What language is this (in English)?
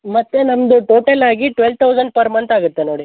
Kannada